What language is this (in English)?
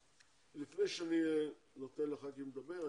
Hebrew